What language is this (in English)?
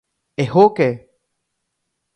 Guarani